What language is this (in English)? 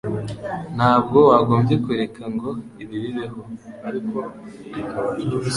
Kinyarwanda